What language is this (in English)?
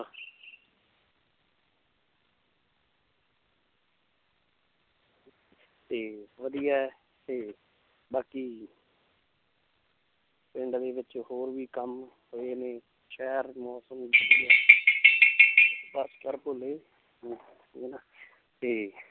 Punjabi